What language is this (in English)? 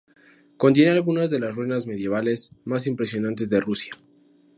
Spanish